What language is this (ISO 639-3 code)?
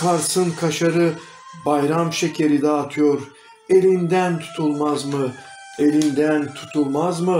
tur